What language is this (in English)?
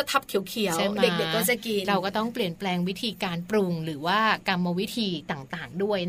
Thai